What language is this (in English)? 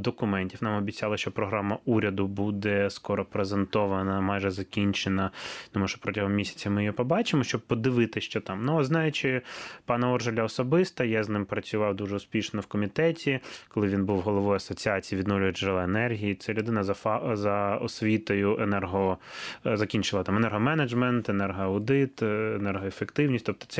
Ukrainian